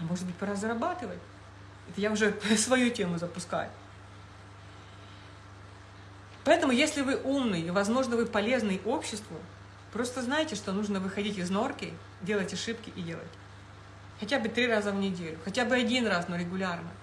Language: Russian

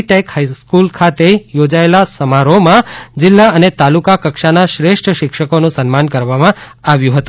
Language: Gujarati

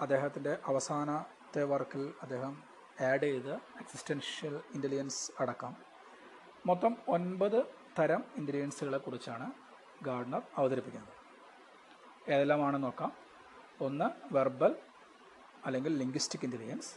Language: Malayalam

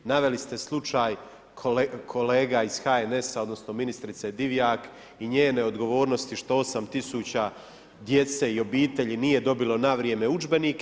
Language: Croatian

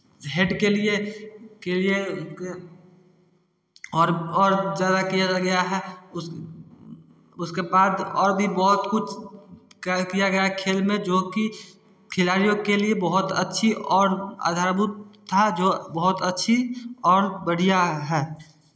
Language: Hindi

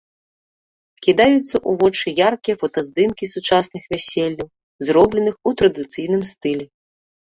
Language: Belarusian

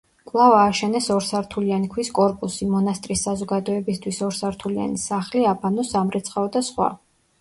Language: Georgian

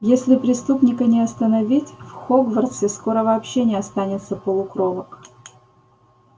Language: Russian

